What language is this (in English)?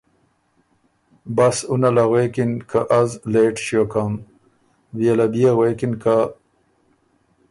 Ormuri